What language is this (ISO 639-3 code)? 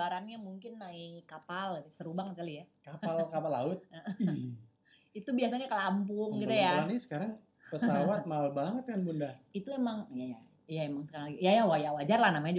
ind